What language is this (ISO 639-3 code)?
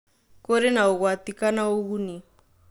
kik